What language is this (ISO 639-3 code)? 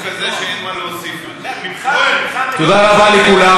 heb